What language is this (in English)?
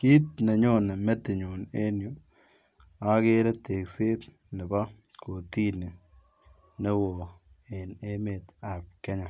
Kalenjin